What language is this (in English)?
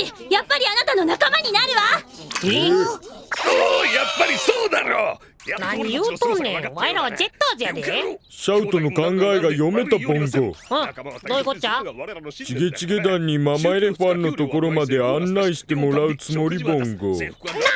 Japanese